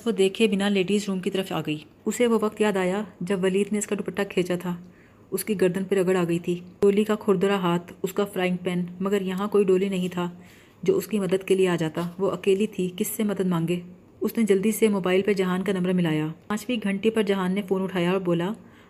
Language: Urdu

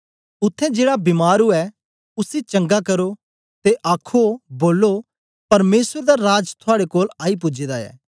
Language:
Dogri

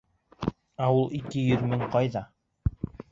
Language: Bashkir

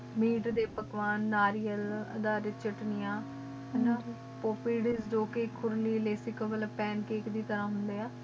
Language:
Punjabi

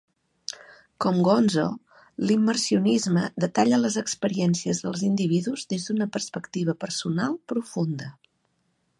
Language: Catalan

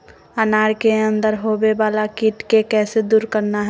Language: Magahi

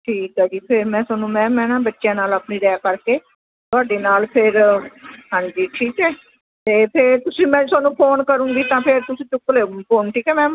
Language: Punjabi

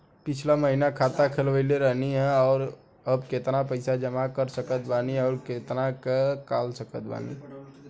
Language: Bhojpuri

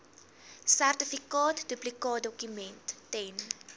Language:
Afrikaans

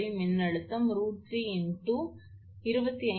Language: Tamil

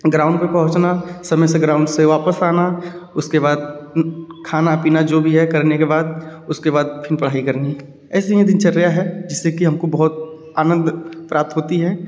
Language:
Hindi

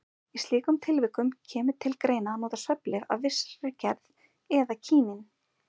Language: Icelandic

